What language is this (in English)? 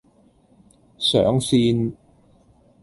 Cantonese